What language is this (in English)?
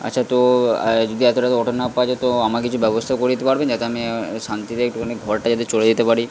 Bangla